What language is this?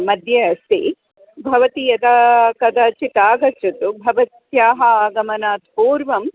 Sanskrit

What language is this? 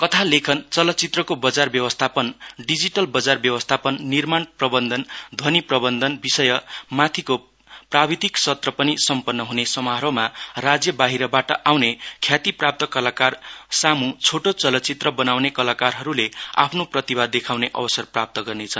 Nepali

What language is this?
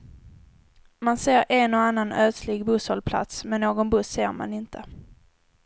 Swedish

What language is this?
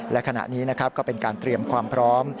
Thai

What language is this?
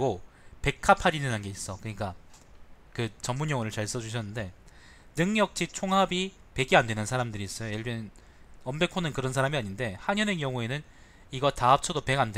Korean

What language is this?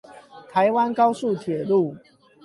Chinese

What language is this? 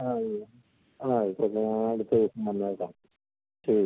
Malayalam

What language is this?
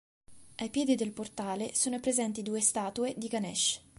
Italian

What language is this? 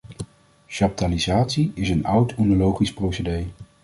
Dutch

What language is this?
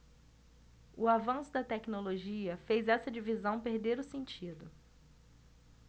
Portuguese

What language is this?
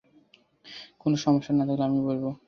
Bangla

